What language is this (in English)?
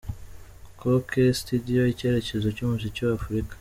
Kinyarwanda